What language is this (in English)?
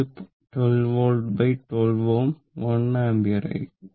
Malayalam